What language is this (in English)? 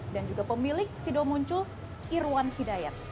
Indonesian